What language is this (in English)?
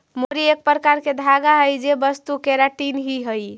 Magahi